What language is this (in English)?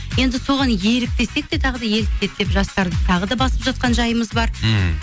Kazakh